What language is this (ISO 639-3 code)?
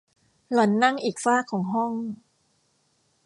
tha